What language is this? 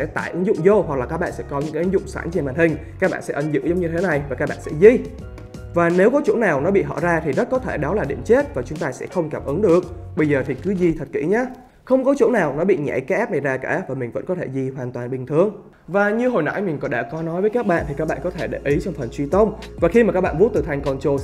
Vietnamese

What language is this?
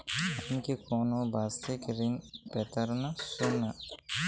Bangla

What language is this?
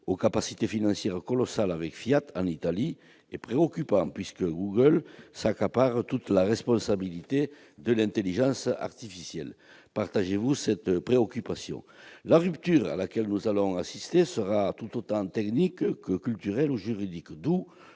French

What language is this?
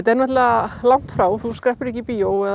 Icelandic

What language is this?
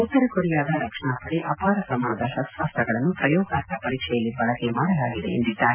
Kannada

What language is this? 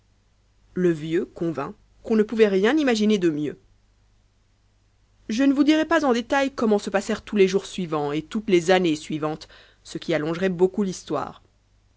French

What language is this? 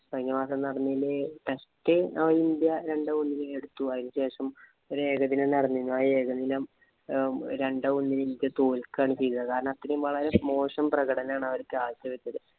Malayalam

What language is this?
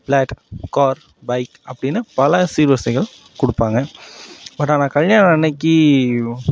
Tamil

